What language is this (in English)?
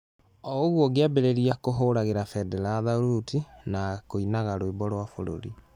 Kikuyu